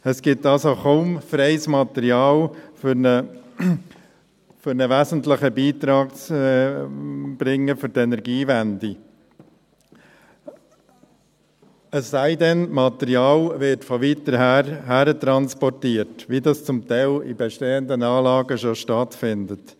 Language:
Swiss German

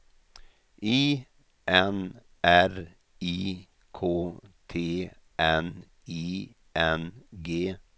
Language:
Swedish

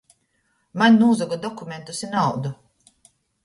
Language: Latgalian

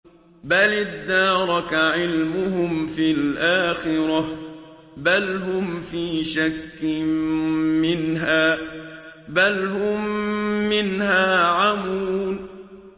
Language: Arabic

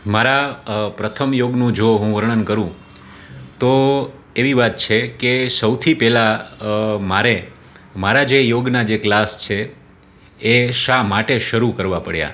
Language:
Gujarati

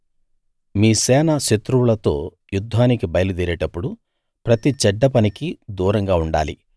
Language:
Telugu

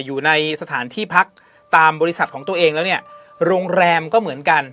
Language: Thai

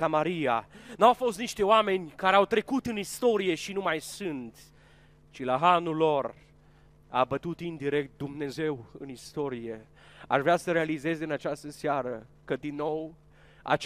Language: Romanian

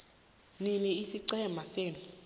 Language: South Ndebele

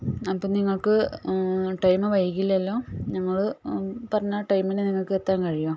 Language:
Malayalam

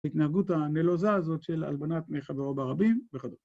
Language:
Hebrew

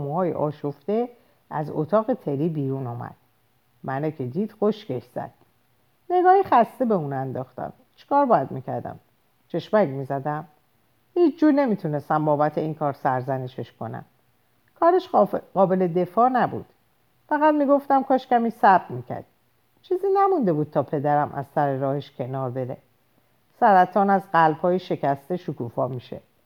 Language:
Persian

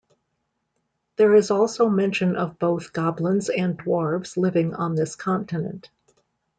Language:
English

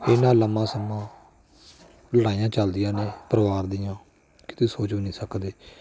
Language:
Punjabi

